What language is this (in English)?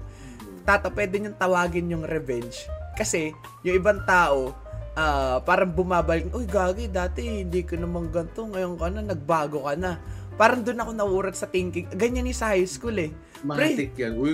Filipino